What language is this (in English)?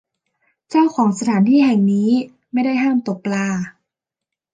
Thai